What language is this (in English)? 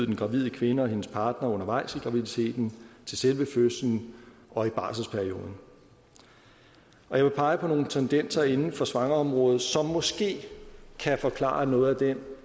Danish